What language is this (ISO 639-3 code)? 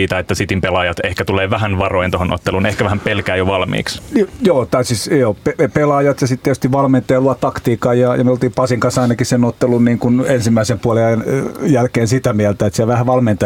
fin